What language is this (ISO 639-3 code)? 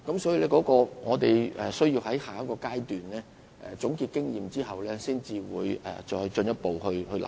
yue